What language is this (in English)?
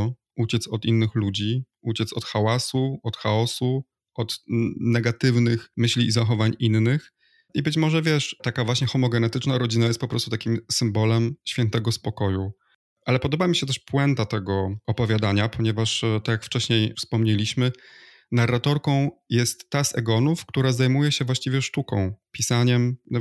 Polish